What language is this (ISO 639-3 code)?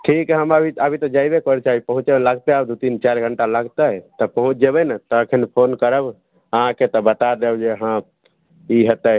mai